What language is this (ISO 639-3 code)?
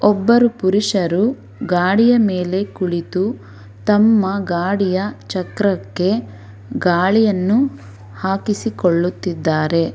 kan